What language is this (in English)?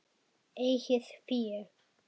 Icelandic